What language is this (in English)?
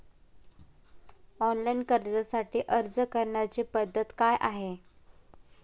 Marathi